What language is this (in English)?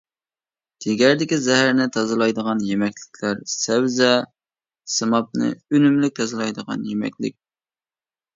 Uyghur